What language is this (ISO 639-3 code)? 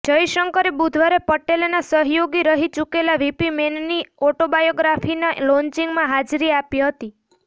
guj